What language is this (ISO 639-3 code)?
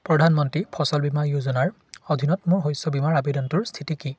asm